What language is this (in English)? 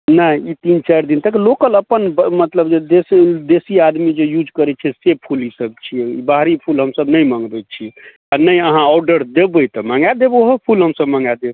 Maithili